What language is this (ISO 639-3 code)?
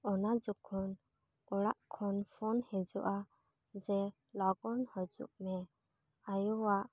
sat